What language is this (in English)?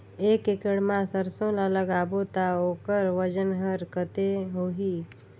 Chhattisgarhi